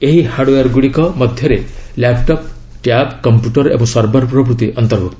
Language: Odia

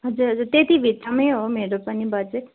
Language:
Nepali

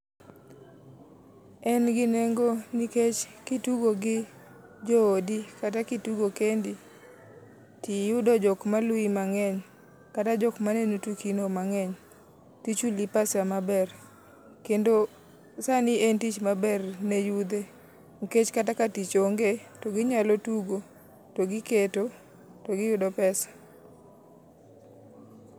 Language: Luo (Kenya and Tanzania)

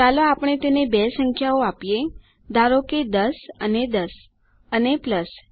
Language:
Gujarati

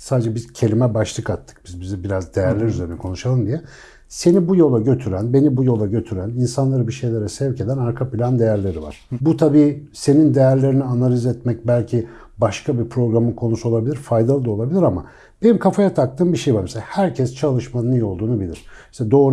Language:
Turkish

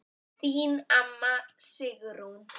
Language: Icelandic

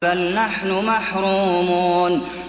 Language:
Arabic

